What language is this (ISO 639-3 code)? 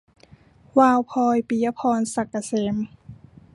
tha